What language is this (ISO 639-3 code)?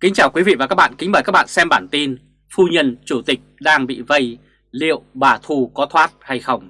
vie